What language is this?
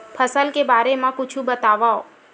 Chhattisgarhi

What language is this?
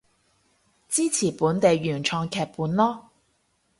Cantonese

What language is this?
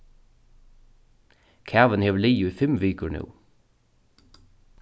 Faroese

